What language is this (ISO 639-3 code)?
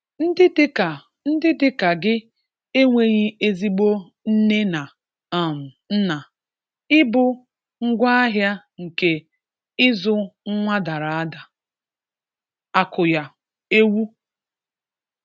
ibo